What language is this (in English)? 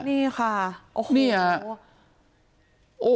Thai